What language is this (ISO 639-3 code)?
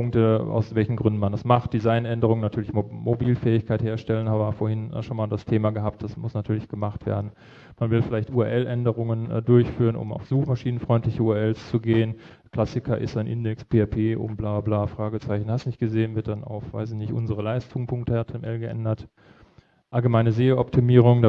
deu